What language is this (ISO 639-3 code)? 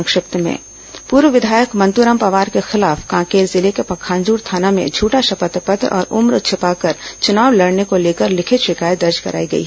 hin